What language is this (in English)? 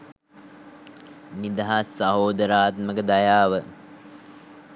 Sinhala